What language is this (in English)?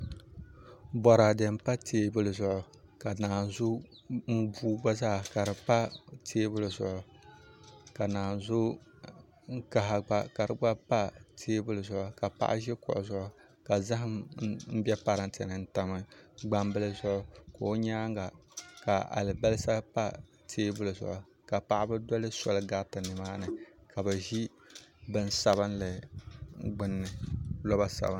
Dagbani